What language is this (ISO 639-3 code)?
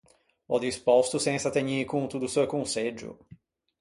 lij